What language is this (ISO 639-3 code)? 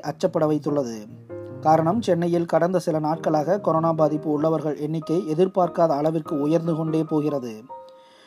tam